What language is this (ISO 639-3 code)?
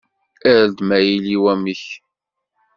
kab